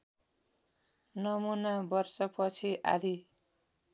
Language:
Nepali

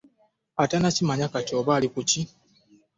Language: Ganda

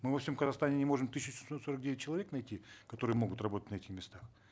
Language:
Kazakh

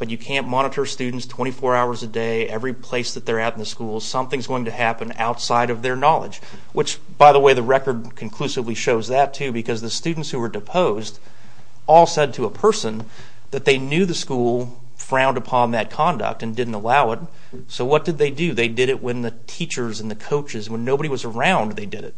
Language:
English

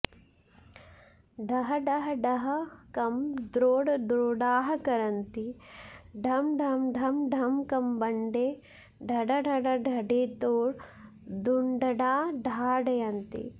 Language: Sanskrit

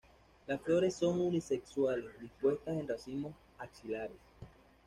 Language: Spanish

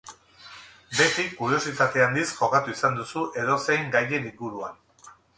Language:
Basque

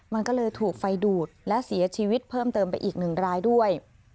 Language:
Thai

